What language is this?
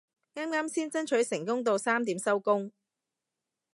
Cantonese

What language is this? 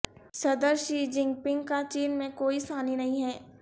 Urdu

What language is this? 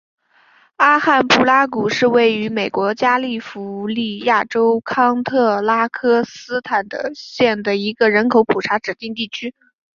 Chinese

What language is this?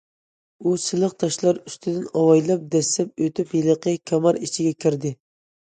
Uyghur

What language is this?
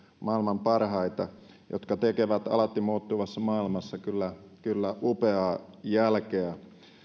Finnish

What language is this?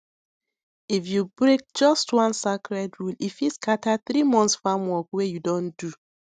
Nigerian Pidgin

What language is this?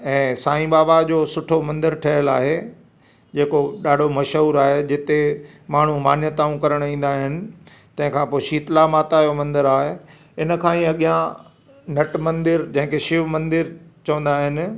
Sindhi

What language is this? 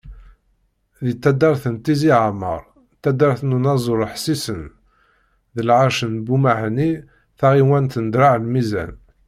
Kabyle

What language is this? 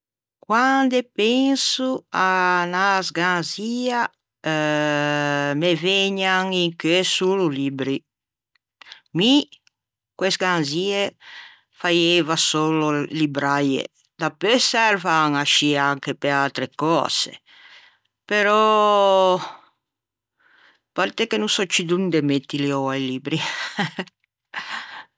Ligurian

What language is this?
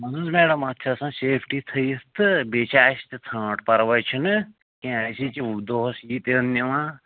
Kashmiri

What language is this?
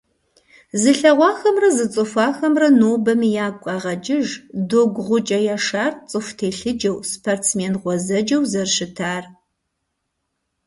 Kabardian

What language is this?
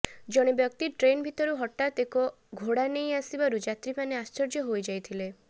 Odia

